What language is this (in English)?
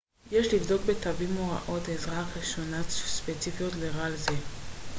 Hebrew